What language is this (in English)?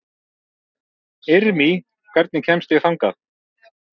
Icelandic